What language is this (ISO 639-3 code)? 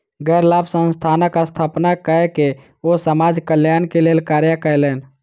mai